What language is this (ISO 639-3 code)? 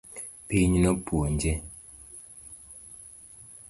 luo